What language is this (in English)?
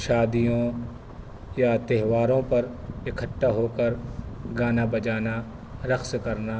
Urdu